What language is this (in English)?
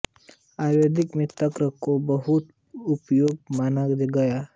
Hindi